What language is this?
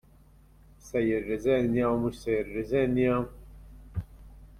Maltese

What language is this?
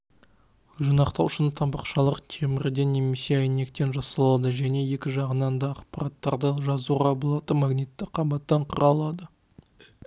Kazakh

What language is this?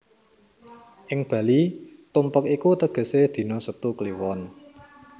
Javanese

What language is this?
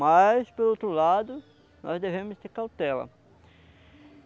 Portuguese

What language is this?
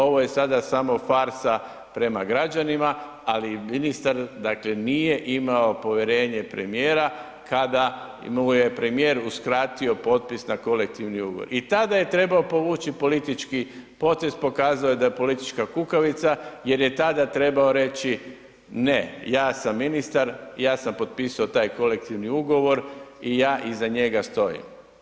Croatian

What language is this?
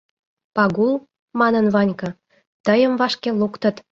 Mari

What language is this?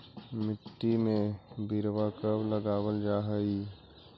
Magahi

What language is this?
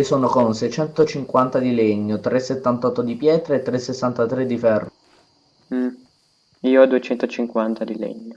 Italian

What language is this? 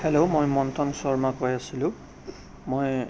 Assamese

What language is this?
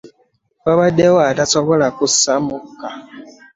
Ganda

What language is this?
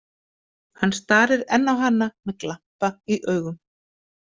Icelandic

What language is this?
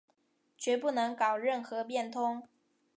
Chinese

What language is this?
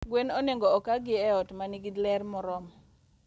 Luo (Kenya and Tanzania)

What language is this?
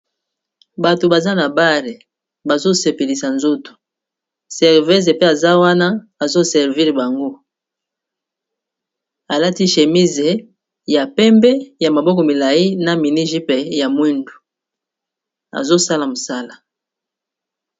Lingala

